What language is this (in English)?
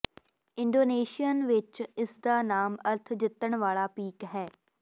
Punjabi